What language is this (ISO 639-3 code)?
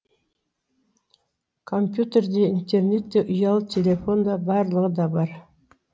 kaz